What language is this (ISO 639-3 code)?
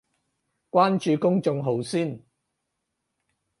yue